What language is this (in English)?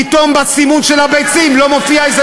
Hebrew